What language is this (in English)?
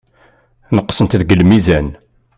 Kabyle